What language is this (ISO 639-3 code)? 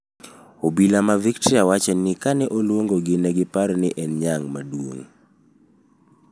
luo